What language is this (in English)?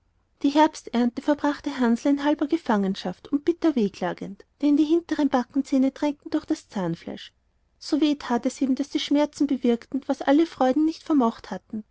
German